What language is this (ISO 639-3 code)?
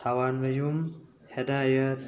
mni